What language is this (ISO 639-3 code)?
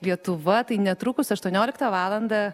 lit